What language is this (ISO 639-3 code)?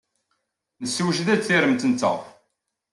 kab